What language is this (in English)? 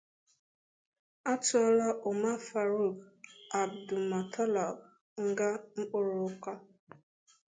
Igbo